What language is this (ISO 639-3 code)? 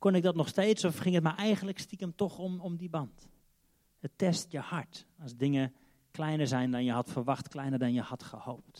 nld